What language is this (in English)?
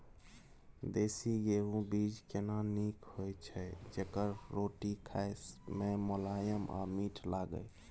Maithili